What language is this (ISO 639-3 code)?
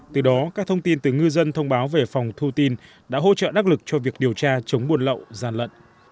vie